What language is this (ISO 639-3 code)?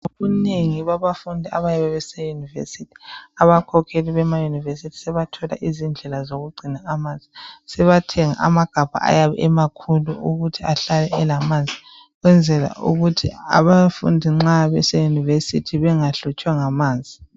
nde